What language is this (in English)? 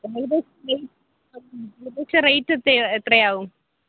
Malayalam